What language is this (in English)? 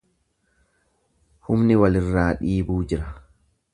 Oromo